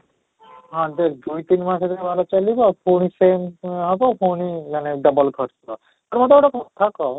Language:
Odia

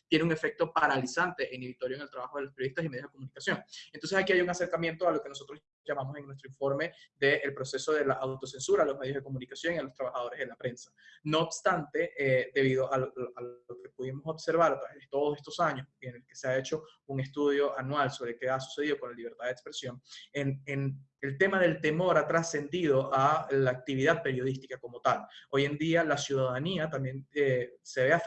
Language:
Spanish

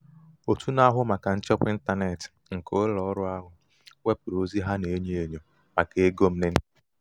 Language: Igbo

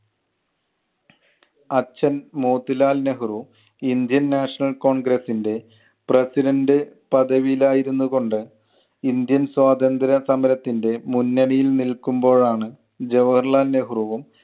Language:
Malayalam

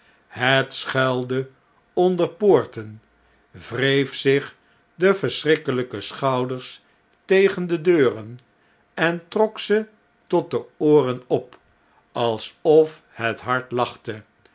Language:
Dutch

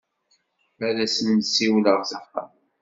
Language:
Kabyle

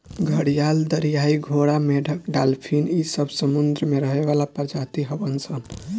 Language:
Bhojpuri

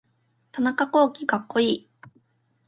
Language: Japanese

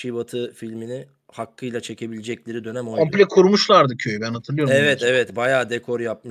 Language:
Turkish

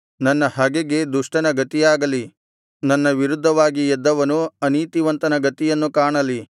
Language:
Kannada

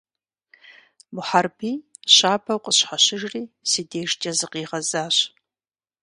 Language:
Kabardian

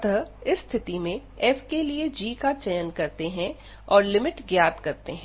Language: Hindi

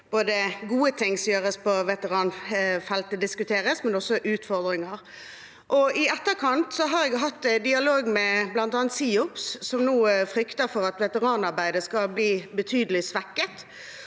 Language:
Norwegian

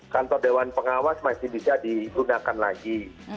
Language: Indonesian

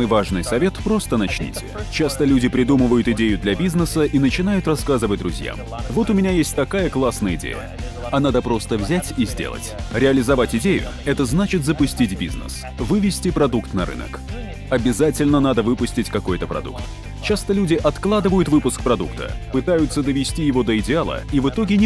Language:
Russian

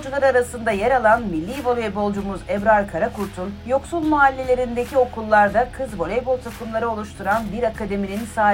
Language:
Turkish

